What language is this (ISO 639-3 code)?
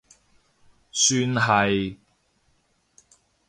yue